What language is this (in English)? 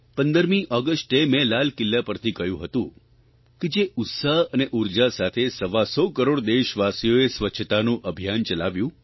Gujarati